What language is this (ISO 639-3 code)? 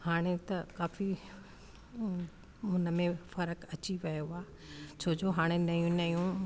snd